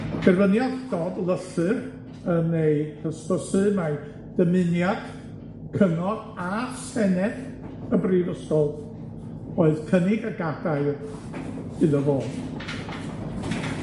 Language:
Welsh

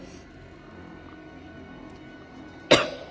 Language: Thai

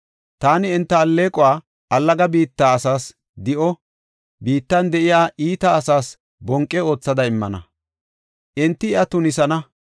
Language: Gofa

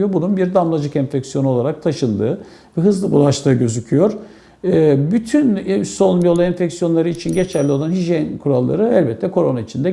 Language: Turkish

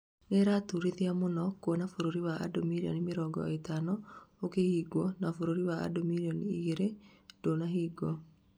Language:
Kikuyu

